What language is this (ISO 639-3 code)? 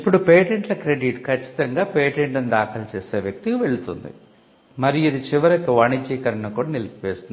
tel